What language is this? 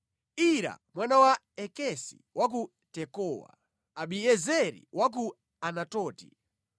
Nyanja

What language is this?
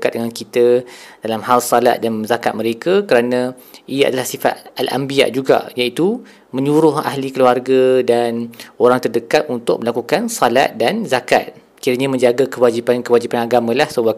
Malay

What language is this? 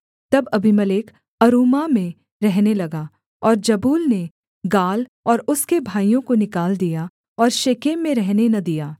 Hindi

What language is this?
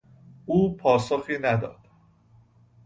Persian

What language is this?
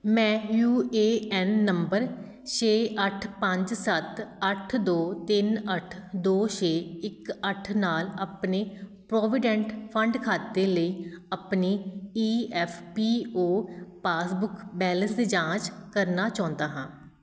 Punjabi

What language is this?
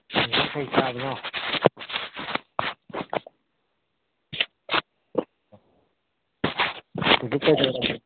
Manipuri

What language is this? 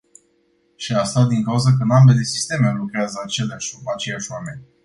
Romanian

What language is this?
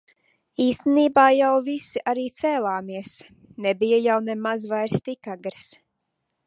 Latvian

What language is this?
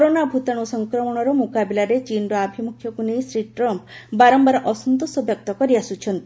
Odia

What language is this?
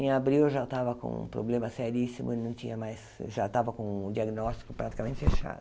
Portuguese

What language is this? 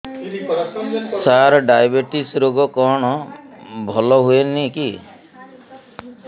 Odia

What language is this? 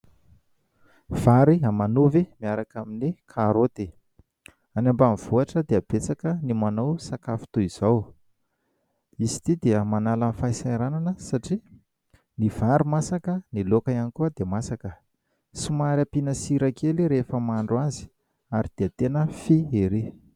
Malagasy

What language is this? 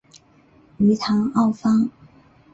Chinese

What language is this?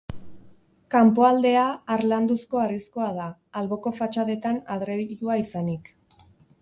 Basque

